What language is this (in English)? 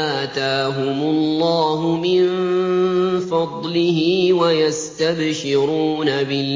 Arabic